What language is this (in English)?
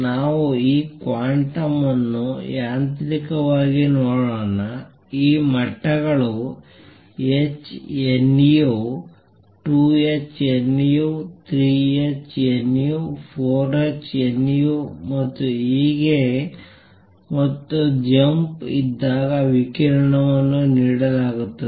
Kannada